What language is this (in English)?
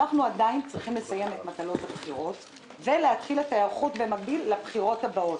Hebrew